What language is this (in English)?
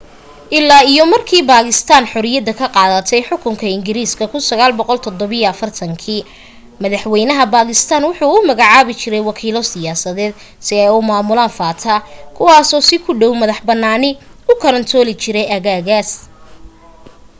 Somali